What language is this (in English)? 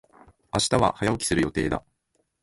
Japanese